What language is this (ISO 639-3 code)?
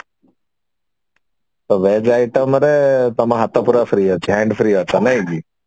ori